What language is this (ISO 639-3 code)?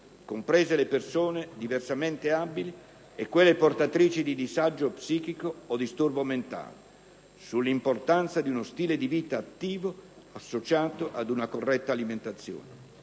ita